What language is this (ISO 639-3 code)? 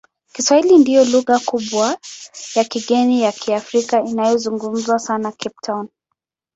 swa